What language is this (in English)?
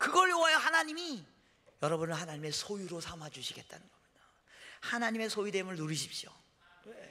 Korean